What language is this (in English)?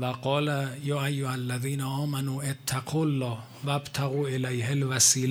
Persian